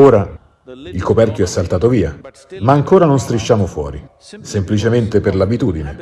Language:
Italian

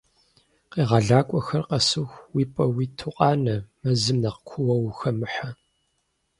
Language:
Kabardian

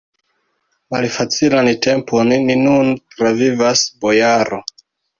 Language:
Esperanto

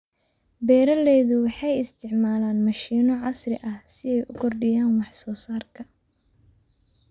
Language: Somali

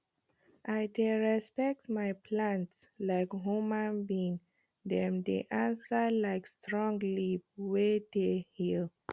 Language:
Nigerian Pidgin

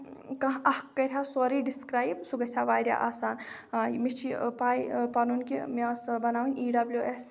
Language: Kashmiri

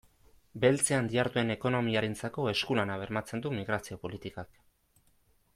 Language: Basque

